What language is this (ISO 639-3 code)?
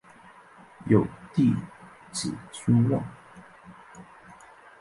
zho